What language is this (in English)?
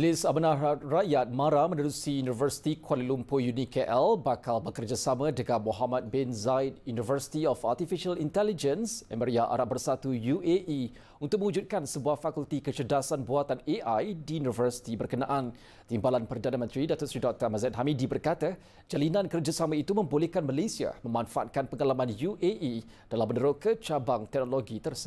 Malay